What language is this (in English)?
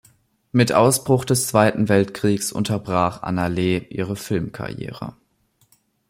German